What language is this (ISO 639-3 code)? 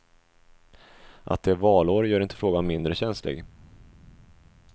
swe